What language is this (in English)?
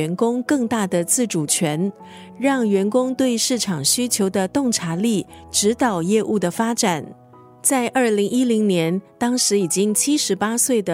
Chinese